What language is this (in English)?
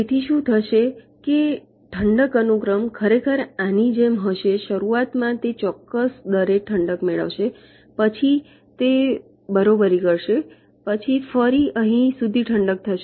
Gujarati